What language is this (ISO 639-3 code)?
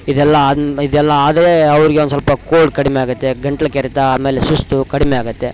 kan